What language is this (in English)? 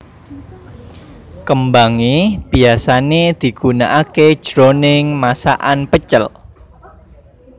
Javanese